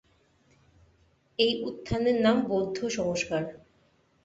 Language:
Bangla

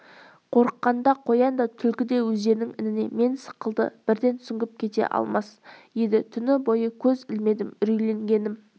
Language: Kazakh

